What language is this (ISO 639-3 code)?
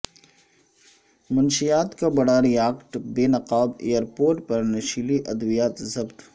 urd